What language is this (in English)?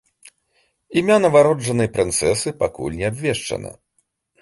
Belarusian